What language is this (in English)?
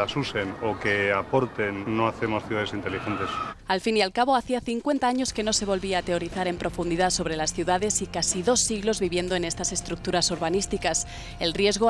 Spanish